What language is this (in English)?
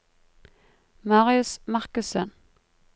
Norwegian